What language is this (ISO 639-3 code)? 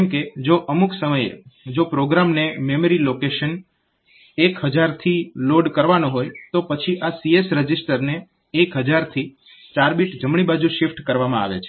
guj